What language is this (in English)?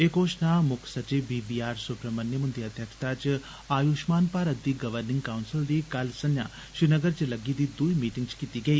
Dogri